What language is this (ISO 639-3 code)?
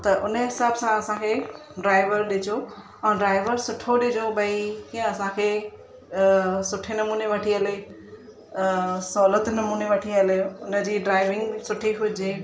snd